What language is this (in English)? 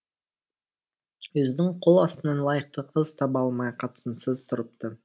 Kazakh